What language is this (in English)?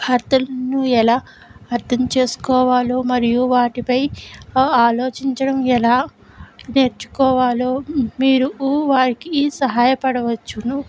Telugu